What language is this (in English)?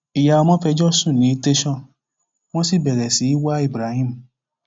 Yoruba